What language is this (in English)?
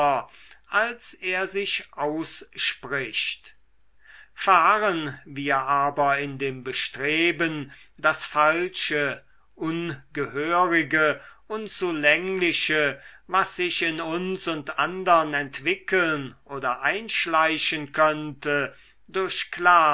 German